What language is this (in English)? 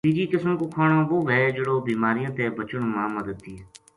Gujari